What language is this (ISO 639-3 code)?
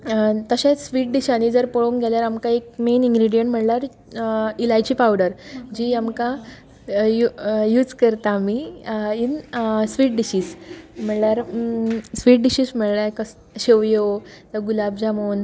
kok